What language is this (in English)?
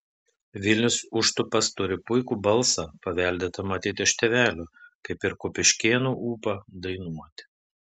Lithuanian